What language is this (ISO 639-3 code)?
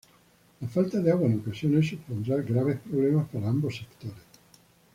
spa